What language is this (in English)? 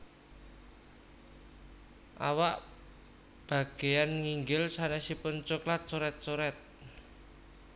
Javanese